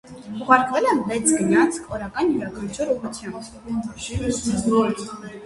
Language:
Armenian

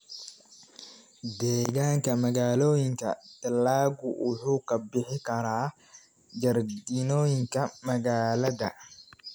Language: Somali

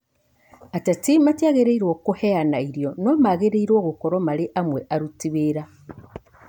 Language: Kikuyu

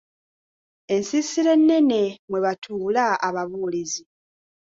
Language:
Ganda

